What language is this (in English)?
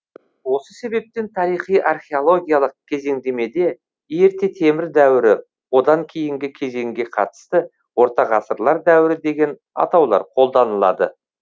Kazakh